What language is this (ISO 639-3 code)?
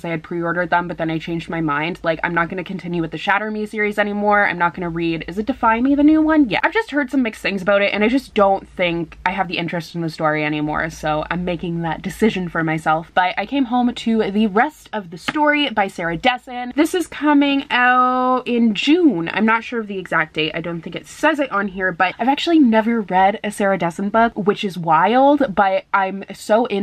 eng